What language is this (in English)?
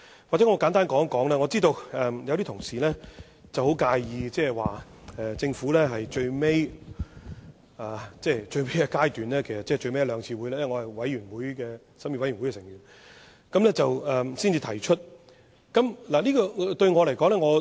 Cantonese